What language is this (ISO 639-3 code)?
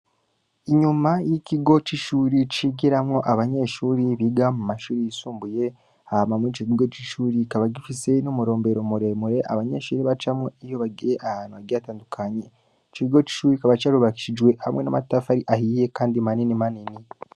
run